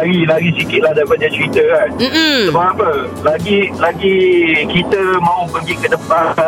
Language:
Malay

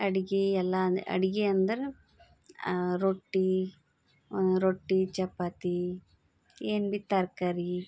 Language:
Kannada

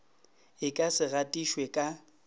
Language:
Northern Sotho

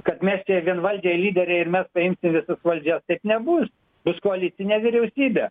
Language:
Lithuanian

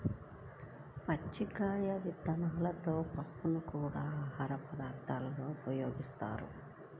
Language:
Telugu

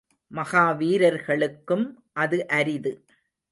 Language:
Tamil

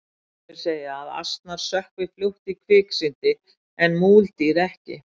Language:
Icelandic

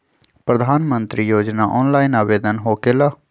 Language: Magahi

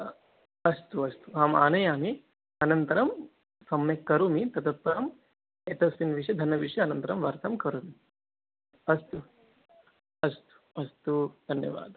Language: Sanskrit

